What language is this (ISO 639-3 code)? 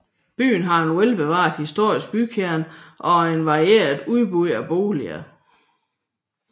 dan